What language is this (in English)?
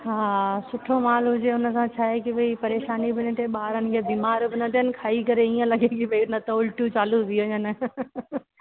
Sindhi